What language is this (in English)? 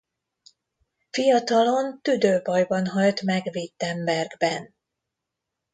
Hungarian